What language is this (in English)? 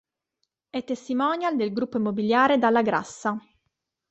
Italian